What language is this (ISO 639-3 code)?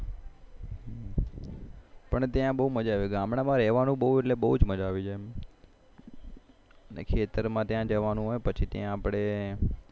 guj